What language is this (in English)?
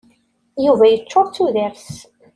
Kabyle